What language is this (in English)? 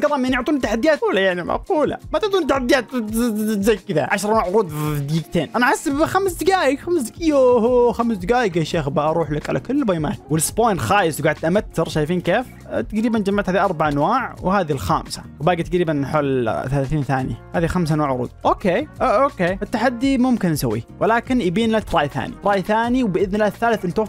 Arabic